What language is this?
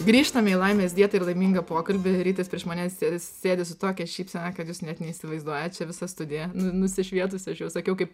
Lithuanian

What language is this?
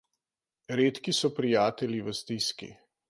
Slovenian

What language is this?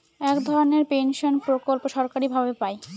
Bangla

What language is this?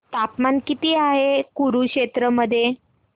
Marathi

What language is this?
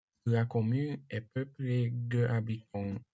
French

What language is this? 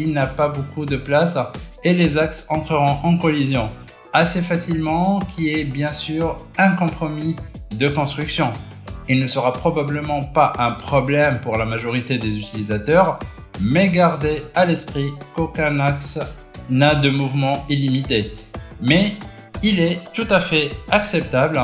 French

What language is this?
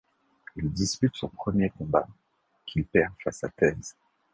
French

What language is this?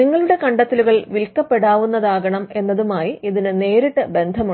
Malayalam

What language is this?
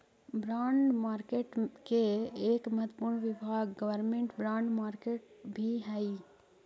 Magahi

